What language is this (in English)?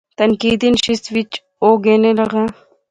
Pahari-Potwari